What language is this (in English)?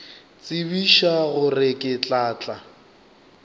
Northern Sotho